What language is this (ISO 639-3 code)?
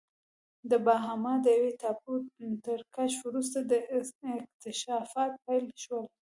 pus